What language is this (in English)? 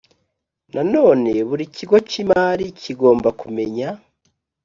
Kinyarwanda